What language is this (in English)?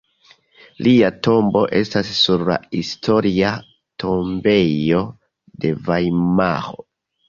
Esperanto